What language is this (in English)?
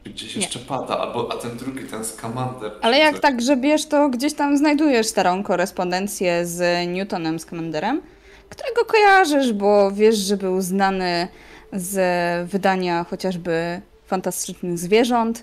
Polish